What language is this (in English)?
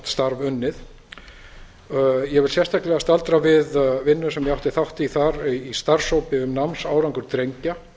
Icelandic